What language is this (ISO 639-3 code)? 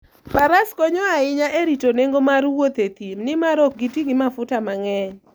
luo